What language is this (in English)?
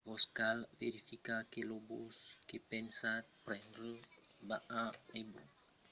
Occitan